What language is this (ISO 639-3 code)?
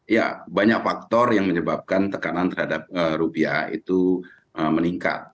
ind